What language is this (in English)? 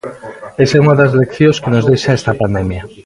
Galician